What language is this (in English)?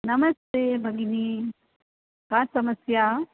Sanskrit